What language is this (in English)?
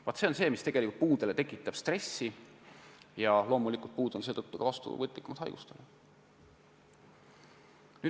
Estonian